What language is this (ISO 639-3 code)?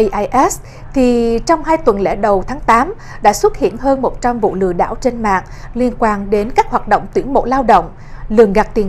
vie